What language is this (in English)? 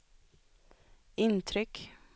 Swedish